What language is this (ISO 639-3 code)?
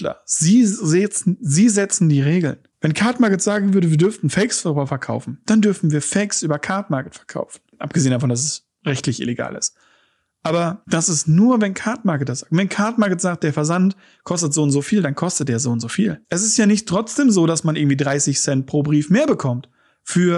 deu